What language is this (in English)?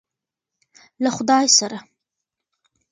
Pashto